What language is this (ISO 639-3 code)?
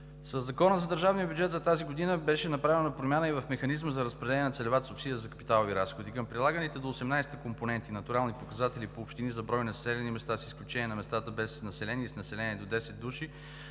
bul